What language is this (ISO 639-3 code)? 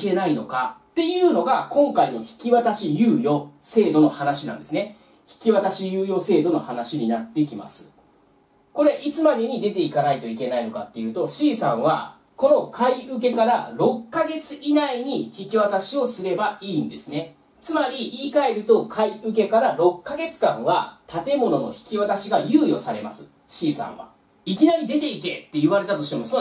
jpn